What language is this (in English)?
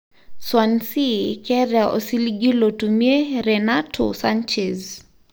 Masai